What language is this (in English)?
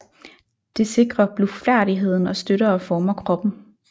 Danish